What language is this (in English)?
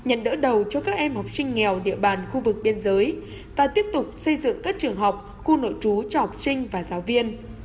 Vietnamese